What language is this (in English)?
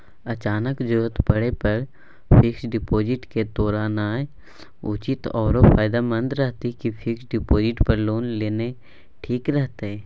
Maithili